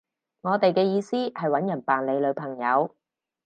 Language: Cantonese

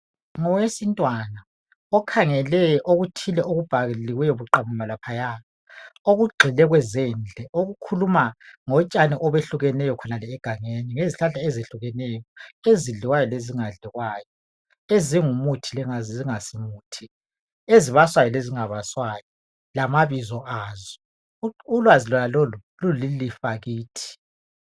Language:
North Ndebele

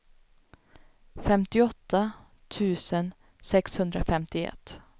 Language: Swedish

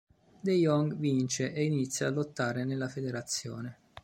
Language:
Italian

